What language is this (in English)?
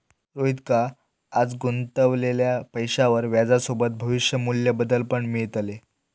Marathi